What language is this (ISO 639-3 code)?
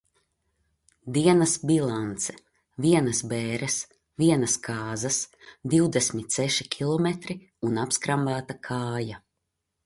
lav